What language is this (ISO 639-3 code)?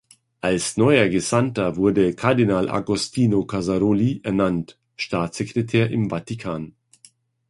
deu